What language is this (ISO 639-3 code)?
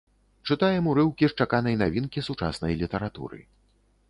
bel